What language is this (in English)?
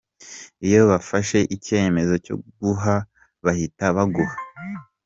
Kinyarwanda